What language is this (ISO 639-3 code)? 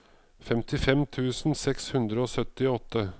nor